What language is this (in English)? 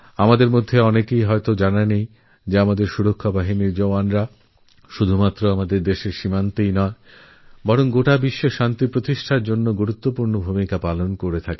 Bangla